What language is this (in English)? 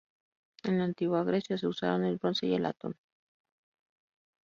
Spanish